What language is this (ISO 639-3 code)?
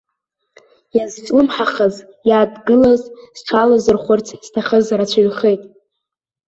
abk